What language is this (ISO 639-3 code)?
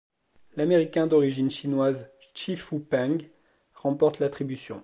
fra